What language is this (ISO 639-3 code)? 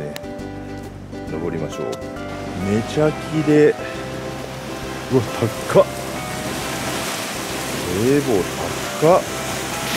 jpn